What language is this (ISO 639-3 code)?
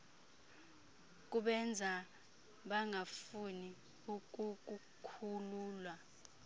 xho